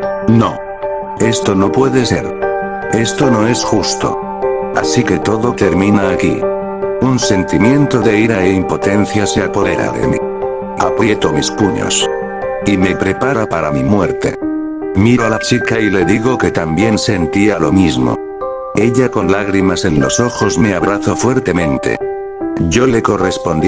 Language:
Spanish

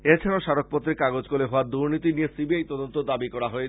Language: Bangla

